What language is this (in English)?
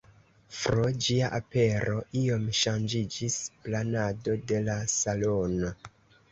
Esperanto